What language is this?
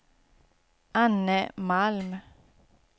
Swedish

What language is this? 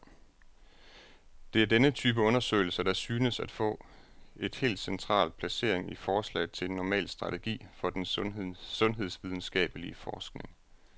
Danish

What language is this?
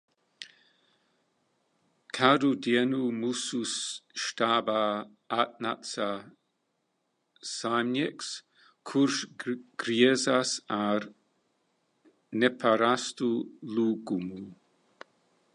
Latvian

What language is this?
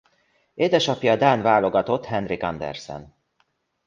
Hungarian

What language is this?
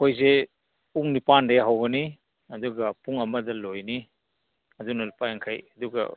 Manipuri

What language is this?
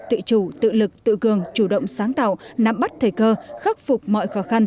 Vietnamese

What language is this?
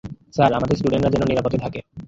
Bangla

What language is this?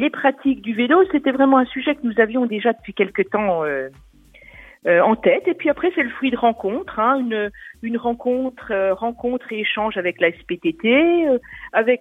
French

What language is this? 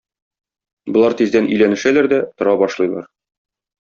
Tatar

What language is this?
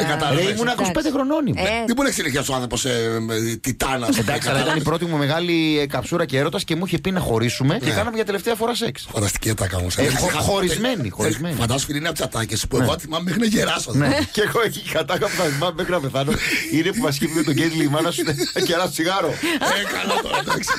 Greek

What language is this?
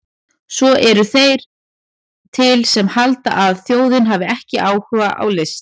Icelandic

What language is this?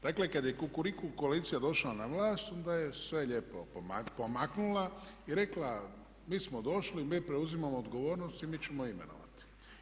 Croatian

